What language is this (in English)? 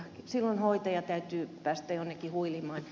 Finnish